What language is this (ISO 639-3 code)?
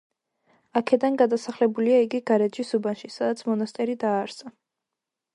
kat